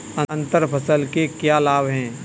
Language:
Hindi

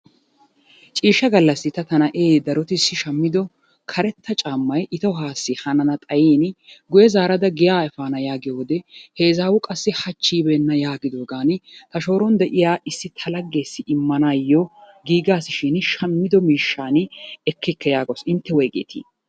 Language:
Wolaytta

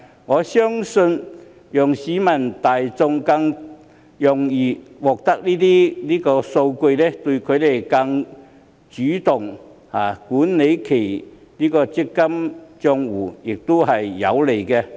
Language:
Cantonese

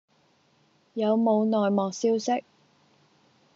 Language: Cantonese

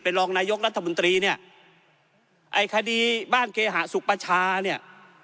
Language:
Thai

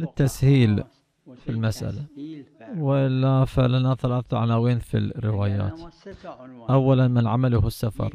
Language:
Arabic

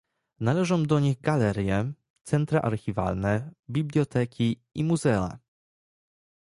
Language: Polish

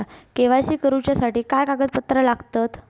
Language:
Marathi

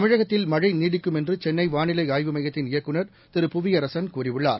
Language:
Tamil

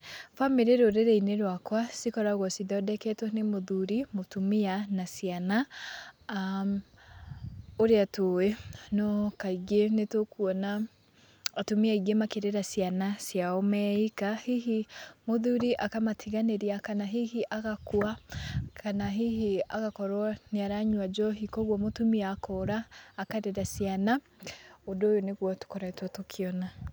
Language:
Kikuyu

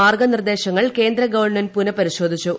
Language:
Malayalam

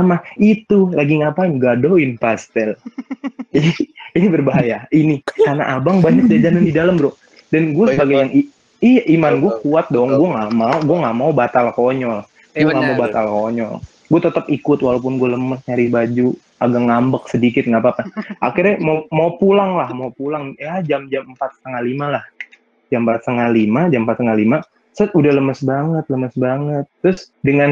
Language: Indonesian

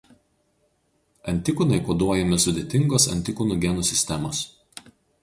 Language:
Lithuanian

